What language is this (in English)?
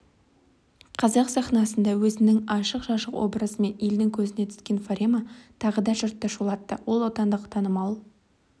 Kazakh